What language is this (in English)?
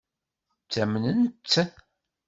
Kabyle